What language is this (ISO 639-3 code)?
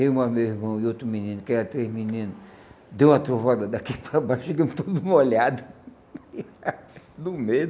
por